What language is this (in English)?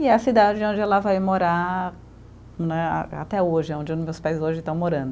Portuguese